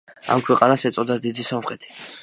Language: Georgian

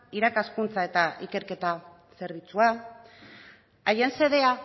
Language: Basque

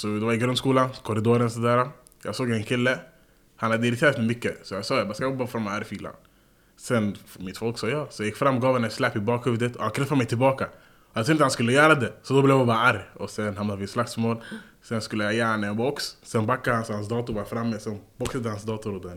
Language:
Swedish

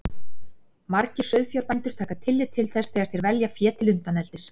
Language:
Icelandic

